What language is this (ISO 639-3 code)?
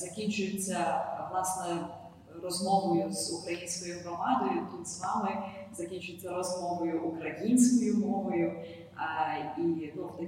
ukr